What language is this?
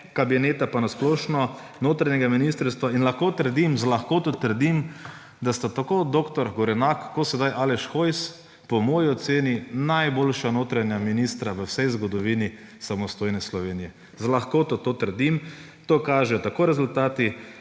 Slovenian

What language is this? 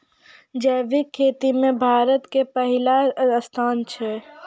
Maithili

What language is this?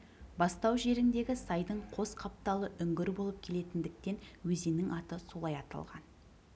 Kazakh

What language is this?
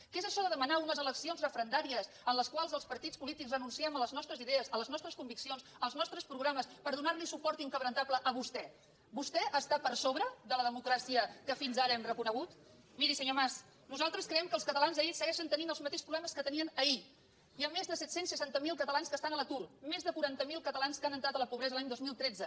Catalan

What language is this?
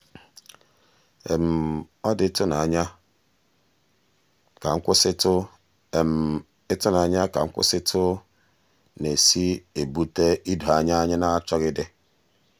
Igbo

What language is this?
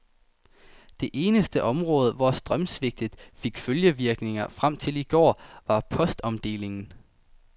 Danish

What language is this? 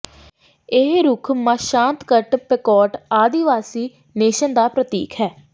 Punjabi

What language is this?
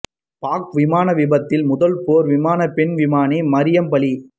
Tamil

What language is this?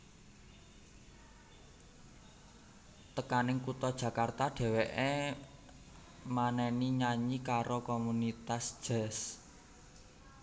Javanese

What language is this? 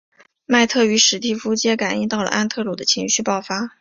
Chinese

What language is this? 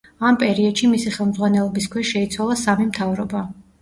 Georgian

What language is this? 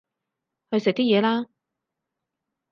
Cantonese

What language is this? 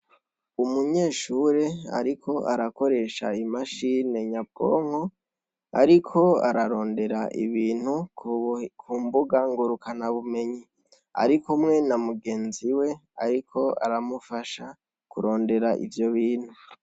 Rundi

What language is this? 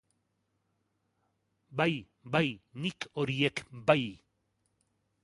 Basque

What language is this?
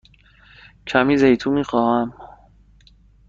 Persian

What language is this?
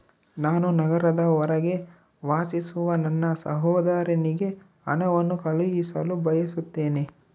Kannada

